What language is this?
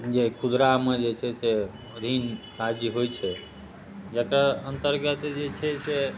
Maithili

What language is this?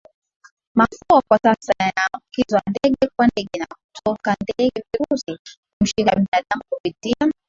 Swahili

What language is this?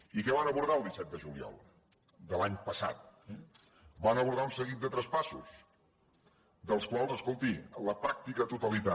Catalan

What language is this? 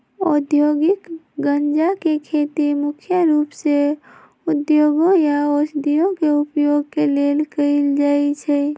Magahi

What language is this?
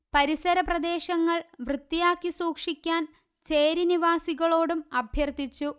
Malayalam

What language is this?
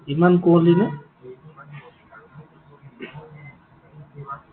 Assamese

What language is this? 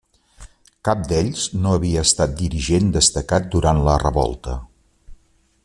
Catalan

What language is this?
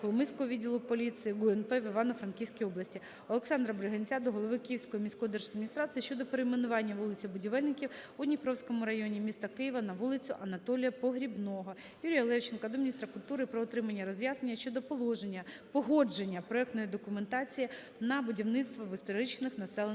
Ukrainian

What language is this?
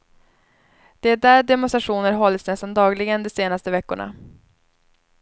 Swedish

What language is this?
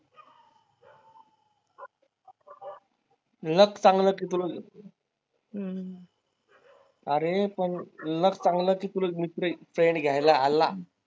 Marathi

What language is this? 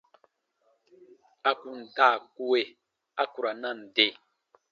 Baatonum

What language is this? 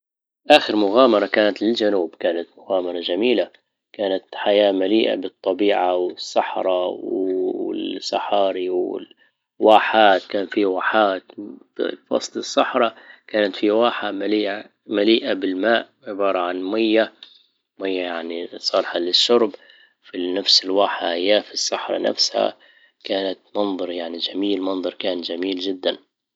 Libyan Arabic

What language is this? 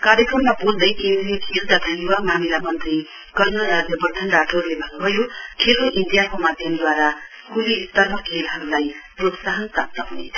Nepali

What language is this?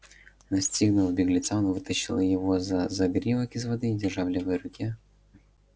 Russian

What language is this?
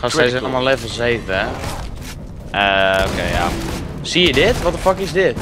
Dutch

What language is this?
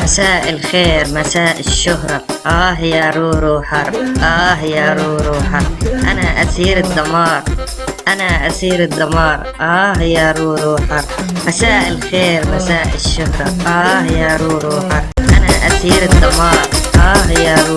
Arabic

